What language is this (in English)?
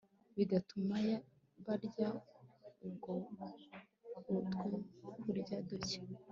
Kinyarwanda